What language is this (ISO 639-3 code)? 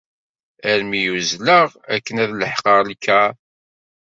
kab